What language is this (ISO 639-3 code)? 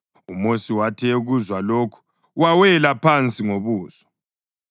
nde